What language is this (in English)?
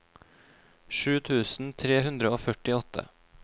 Norwegian